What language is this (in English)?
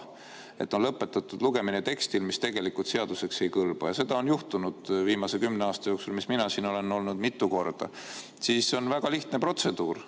Estonian